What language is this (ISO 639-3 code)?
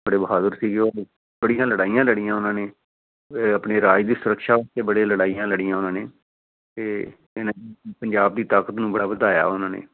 pan